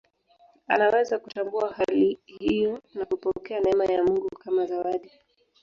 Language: Swahili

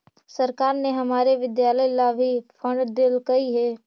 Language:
Magahi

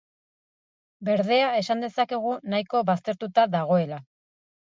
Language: Basque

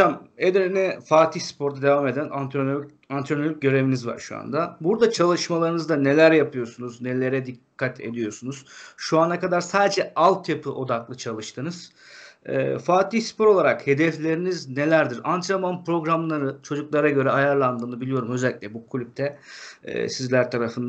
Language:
Turkish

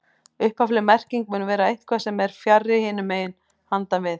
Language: Icelandic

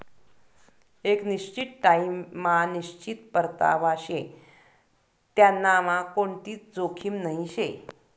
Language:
Marathi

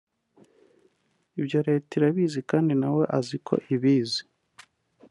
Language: Kinyarwanda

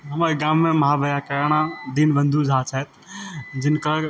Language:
Maithili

